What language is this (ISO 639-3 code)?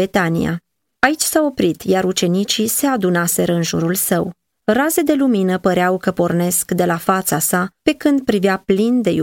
ron